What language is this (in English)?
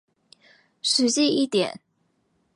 Chinese